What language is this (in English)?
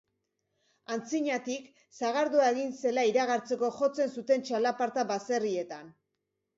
Basque